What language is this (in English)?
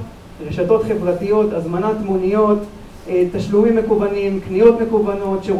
Hebrew